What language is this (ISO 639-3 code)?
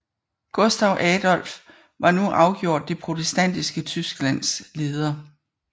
dan